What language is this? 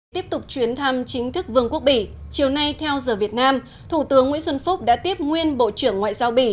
Vietnamese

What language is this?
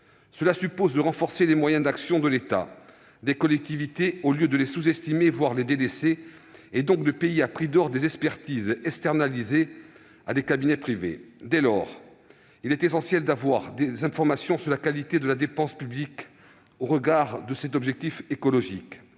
French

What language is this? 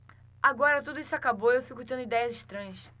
Portuguese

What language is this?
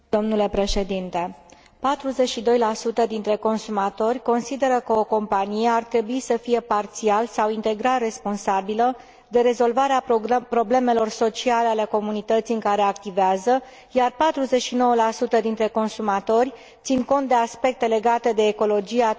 Romanian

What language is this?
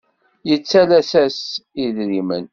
Kabyle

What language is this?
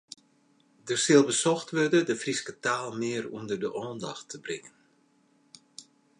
Western Frisian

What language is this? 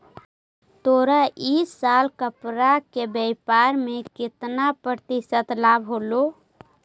Magahi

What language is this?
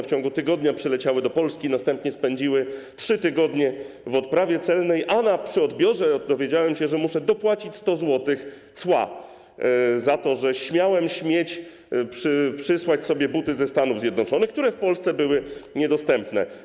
Polish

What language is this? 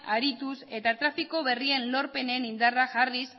Basque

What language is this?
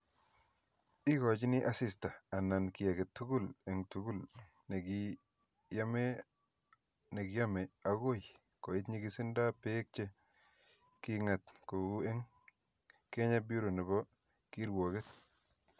Kalenjin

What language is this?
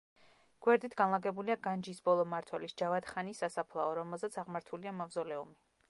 Georgian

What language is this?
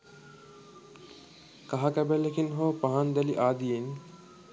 Sinhala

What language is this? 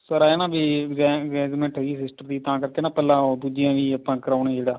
Punjabi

